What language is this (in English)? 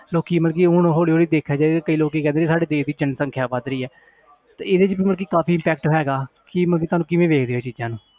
Punjabi